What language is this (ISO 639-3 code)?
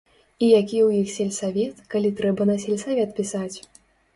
bel